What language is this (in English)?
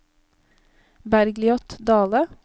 Norwegian